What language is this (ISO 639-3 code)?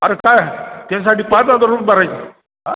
mar